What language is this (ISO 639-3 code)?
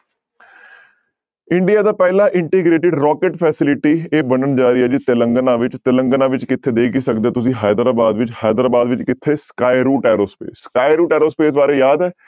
pan